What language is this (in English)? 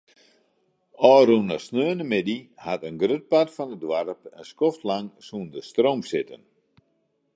Western Frisian